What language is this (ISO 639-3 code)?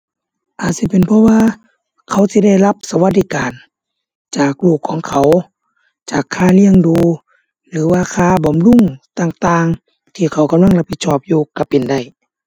tha